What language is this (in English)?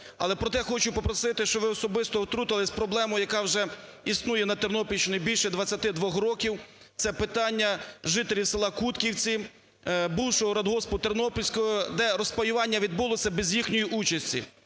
Ukrainian